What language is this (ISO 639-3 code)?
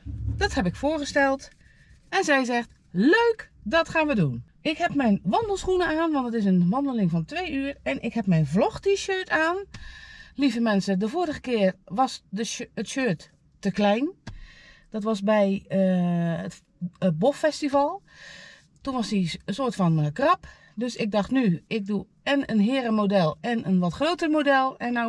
nld